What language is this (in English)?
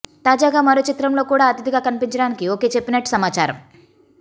Telugu